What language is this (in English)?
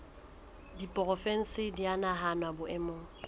Southern Sotho